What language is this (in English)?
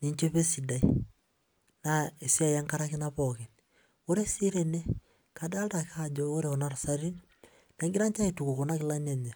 Masai